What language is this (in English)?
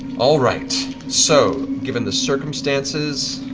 English